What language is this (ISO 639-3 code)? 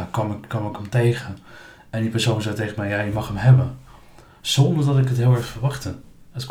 nld